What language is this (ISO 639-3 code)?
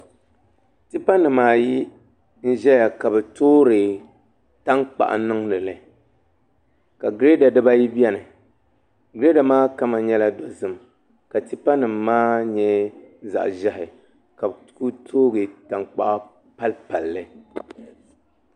dag